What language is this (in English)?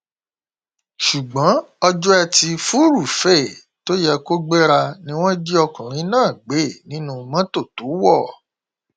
Yoruba